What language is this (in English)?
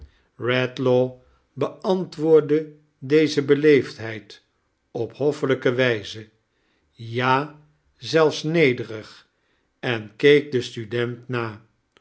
Dutch